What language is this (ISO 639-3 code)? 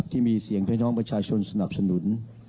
tha